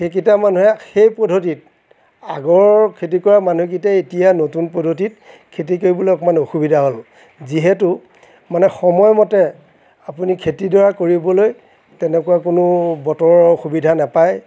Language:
Assamese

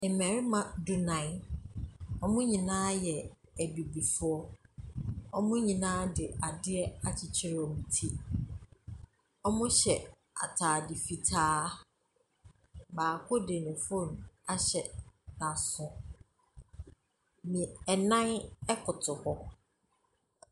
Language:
Akan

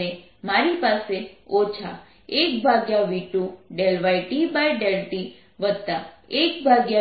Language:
Gujarati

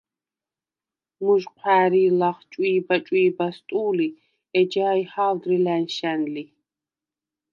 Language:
Svan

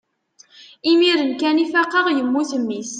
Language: Kabyle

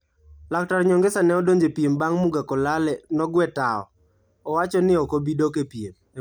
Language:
Luo (Kenya and Tanzania)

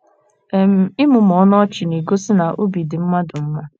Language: Igbo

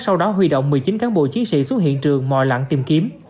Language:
Vietnamese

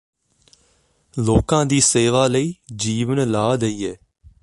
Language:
Punjabi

